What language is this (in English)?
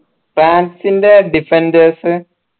Malayalam